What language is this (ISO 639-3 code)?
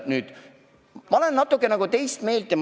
est